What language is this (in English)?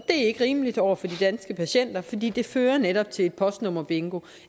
Danish